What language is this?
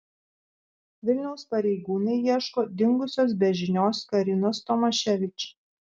Lithuanian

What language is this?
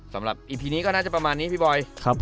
Thai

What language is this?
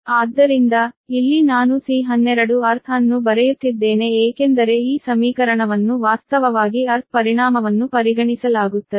Kannada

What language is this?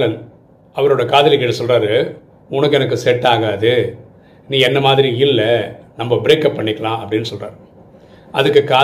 Tamil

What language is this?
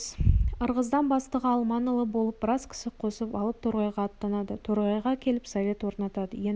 Kazakh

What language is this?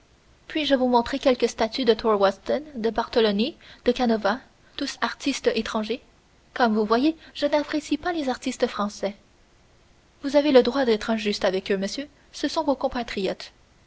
French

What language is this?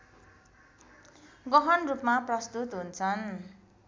Nepali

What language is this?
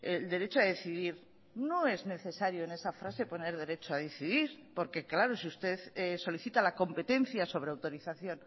Spanish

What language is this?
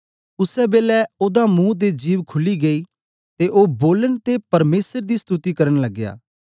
Dogri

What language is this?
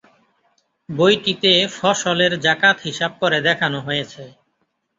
Bangla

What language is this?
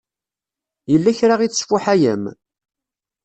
Kabyle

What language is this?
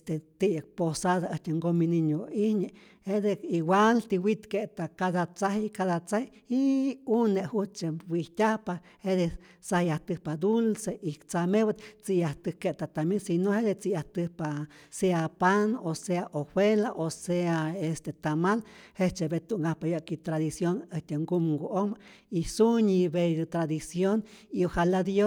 Rayón Zoque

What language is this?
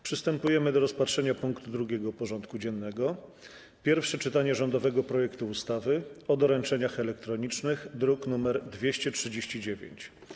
Polish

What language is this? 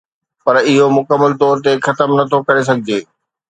Sindhi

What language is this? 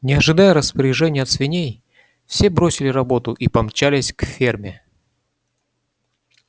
Russian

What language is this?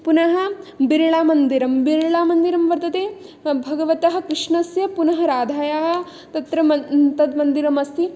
Sanskrit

